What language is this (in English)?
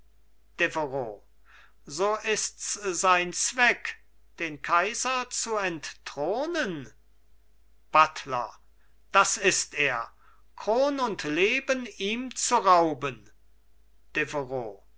German